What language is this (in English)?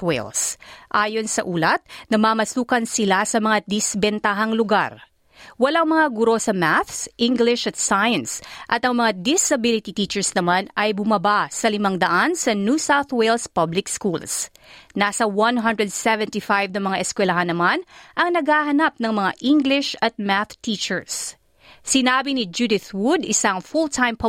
Filipino